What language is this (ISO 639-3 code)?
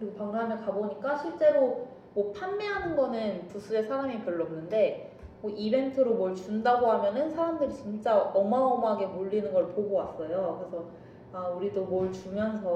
kor